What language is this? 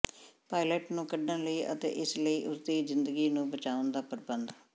Punjabi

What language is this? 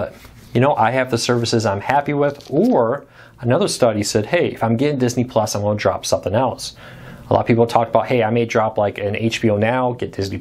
English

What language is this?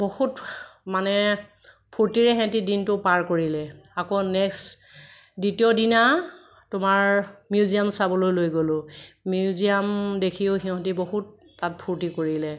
Assamese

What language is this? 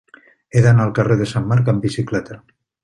Catalan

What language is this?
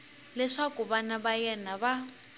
Tsonga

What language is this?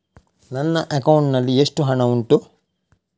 Kannada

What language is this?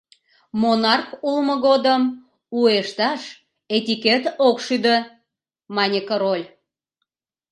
Mari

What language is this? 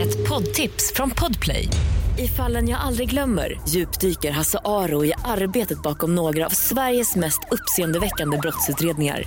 Swedish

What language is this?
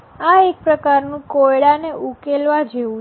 Gujarati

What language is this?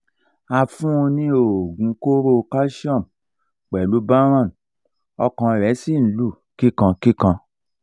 Yoruba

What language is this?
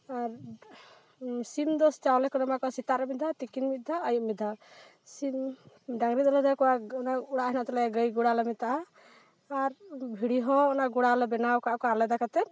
Santali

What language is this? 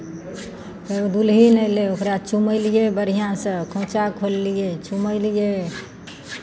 Maithili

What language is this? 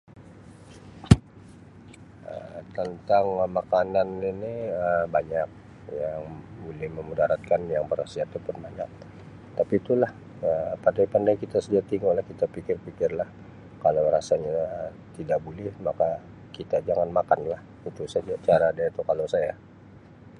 Sabah Malay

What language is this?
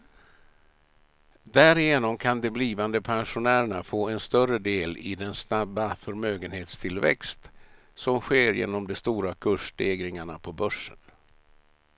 Swedish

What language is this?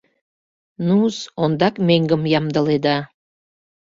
Mari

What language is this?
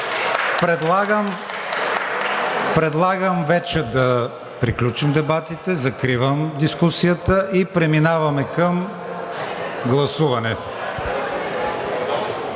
Bulgarian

